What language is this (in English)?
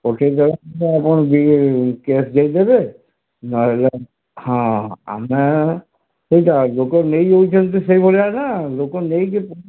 Odia